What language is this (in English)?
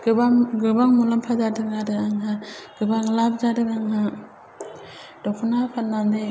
Bodo